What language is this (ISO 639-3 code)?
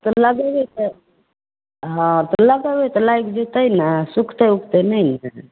mai